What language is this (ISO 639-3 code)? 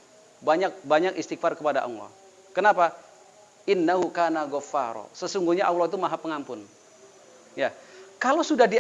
ind